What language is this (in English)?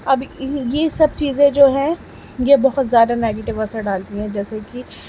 Urdu